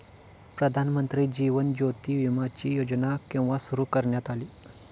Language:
Marathi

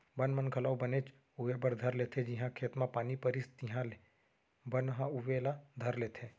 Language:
Chhattisgarhi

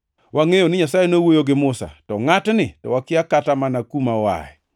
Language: Luo (Kenya and Tanzania)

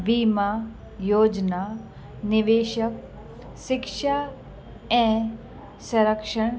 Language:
Sindhi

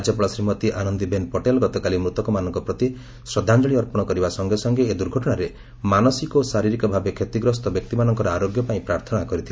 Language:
Odia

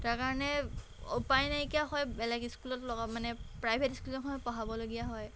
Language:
Assamese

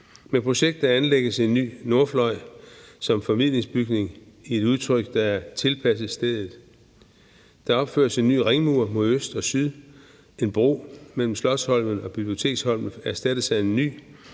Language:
Danish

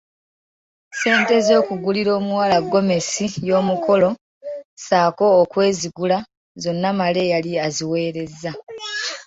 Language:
Ganda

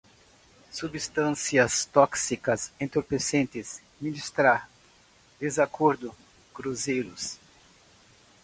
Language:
Portuguese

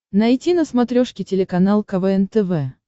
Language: Russian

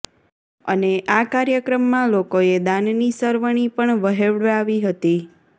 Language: Gujarati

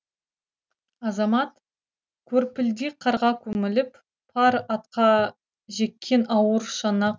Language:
Kazakh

